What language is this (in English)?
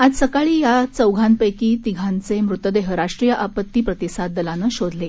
Marathi